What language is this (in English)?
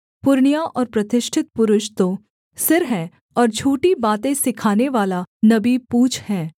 Hindi